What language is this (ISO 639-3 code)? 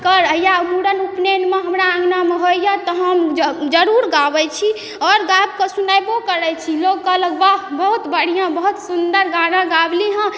mai